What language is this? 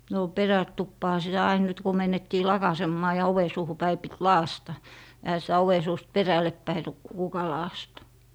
Finnish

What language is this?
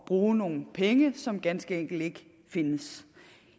Danish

